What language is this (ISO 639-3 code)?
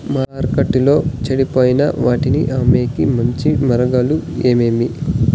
tel